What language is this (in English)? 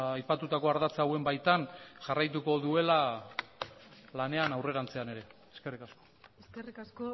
Basque